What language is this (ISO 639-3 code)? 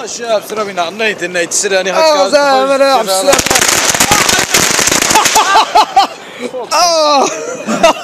nld